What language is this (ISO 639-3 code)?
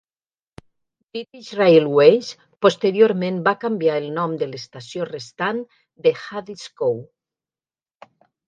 cat